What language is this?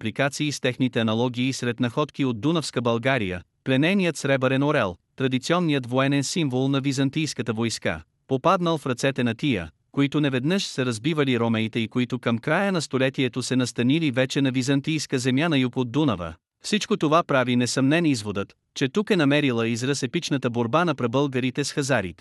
Bulgarian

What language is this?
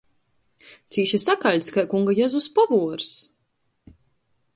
Latgalian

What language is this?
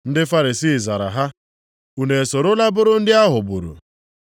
Igbo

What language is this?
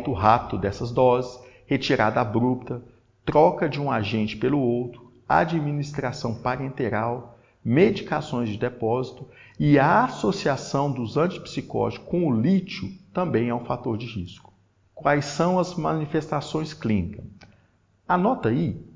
Portuguese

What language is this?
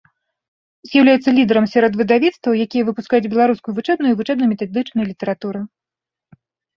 Belarusian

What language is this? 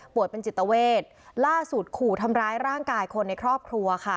Thai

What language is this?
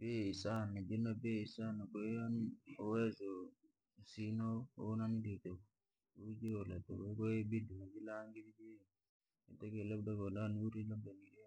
Langi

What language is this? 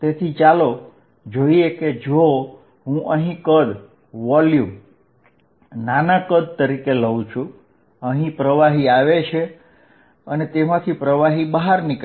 Gujarati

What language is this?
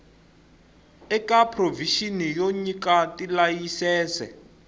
Tsonga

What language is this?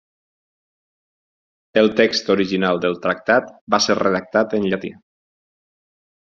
Catalan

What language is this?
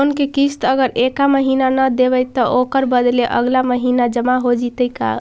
Magahi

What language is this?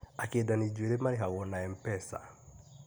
Kikuyu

